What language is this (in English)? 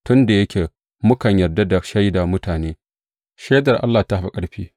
Hausa